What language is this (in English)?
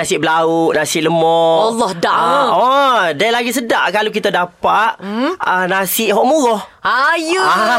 Malay